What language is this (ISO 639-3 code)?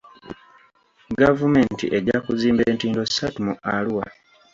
lug